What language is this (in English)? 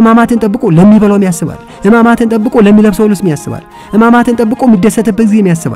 Arabic